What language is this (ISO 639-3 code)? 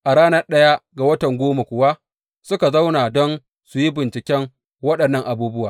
hau